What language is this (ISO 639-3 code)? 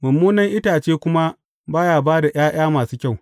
hau